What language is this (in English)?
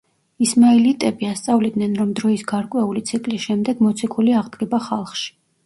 Georgian